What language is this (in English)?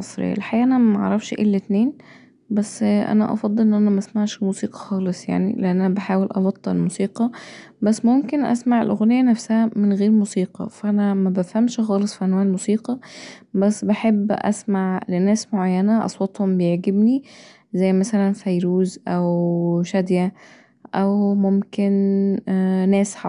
Egyptian Arabic